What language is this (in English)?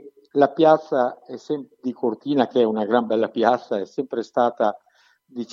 Italian